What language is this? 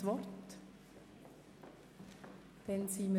Swiss German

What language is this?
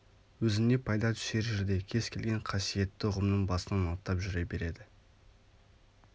Kazakh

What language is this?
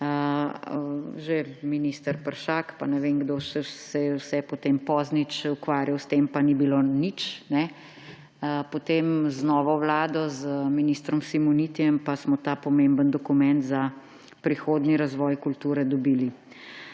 Slovenian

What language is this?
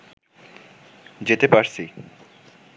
Bangla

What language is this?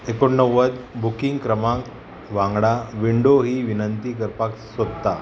Konkani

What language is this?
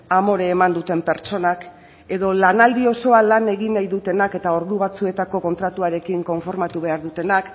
Basque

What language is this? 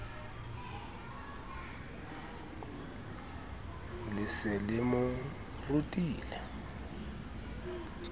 Southern Sotho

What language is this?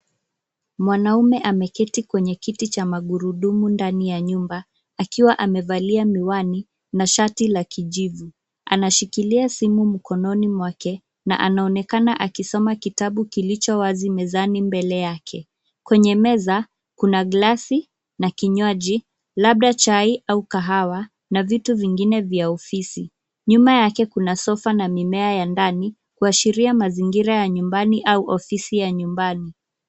Swahili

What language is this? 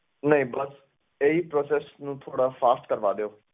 Punjabi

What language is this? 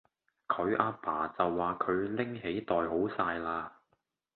Cantonese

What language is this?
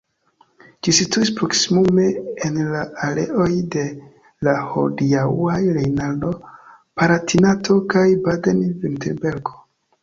Esperanto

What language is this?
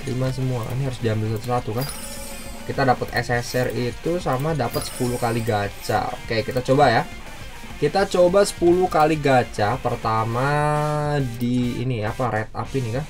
Indonesian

